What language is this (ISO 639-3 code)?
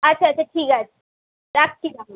ben